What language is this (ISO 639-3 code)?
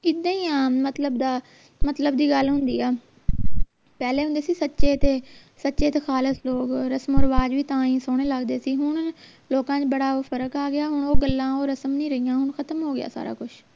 pan